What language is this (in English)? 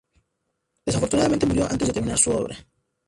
Spanish